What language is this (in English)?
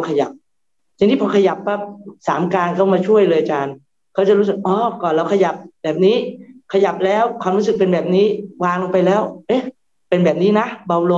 Thai